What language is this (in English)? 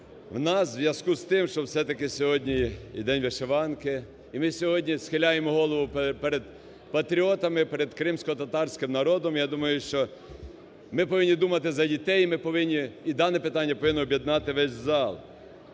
Ukrainian